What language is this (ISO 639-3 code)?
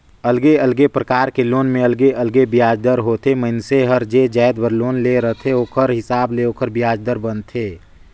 hne